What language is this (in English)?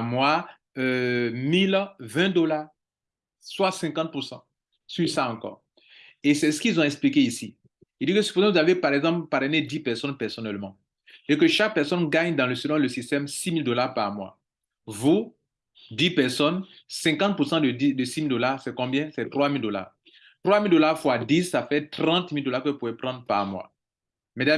French